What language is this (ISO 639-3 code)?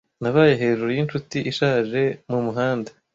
kin